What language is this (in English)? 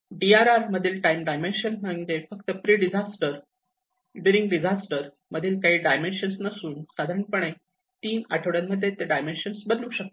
Marathi